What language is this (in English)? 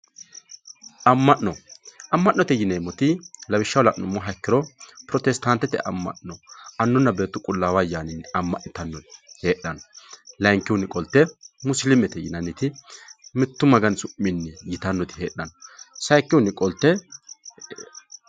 Sidamo